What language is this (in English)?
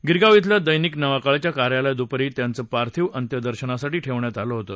Marathi